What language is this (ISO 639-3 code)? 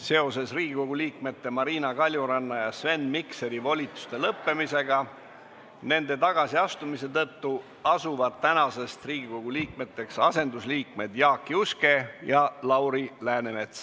est